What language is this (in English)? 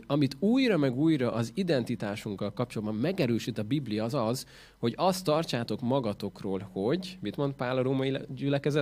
Hungarian